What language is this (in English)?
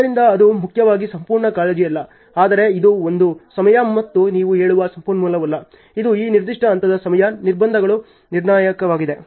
Kannada